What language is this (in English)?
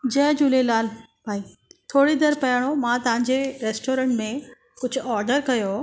Sindhi